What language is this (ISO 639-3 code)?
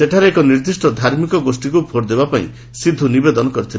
ori